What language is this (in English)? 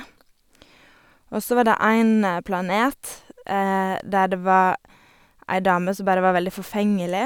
Norwegian